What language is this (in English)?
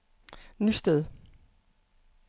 Danish